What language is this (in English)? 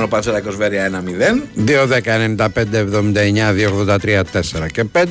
Greek